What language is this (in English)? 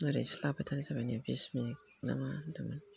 Bodo